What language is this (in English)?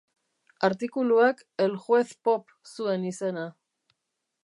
Basque